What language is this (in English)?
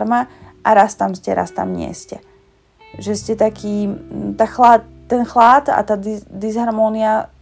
Slovak